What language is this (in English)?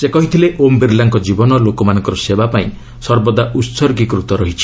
Odia